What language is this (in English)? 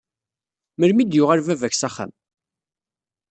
Kabyle